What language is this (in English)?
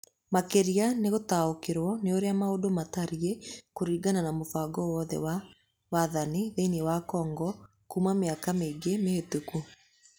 Kikuyu